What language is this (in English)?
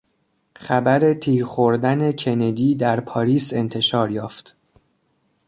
Persian